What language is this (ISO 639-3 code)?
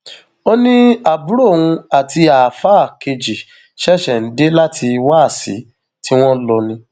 yor